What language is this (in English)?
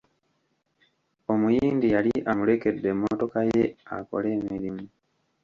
Ganda